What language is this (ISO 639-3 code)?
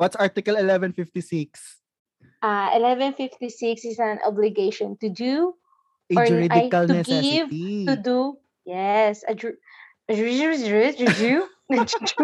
fil